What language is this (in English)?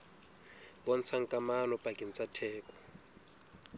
Southern Sotho